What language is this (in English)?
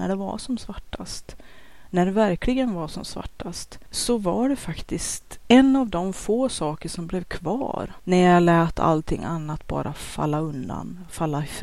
Swedish